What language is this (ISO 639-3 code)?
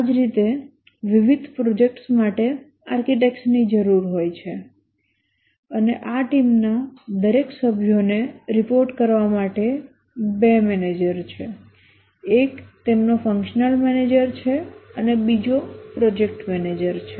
guj